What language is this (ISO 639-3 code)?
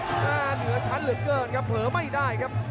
tha